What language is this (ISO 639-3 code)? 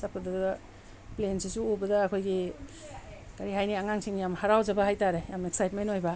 mni